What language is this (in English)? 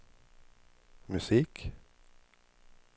Swedish